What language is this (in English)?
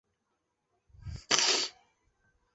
Chinese